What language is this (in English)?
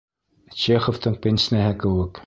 Bashkir